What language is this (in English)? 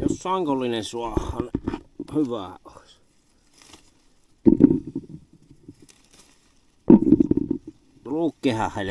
Finnish